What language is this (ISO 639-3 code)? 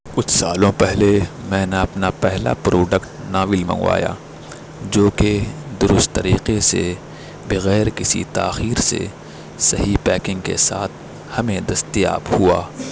urd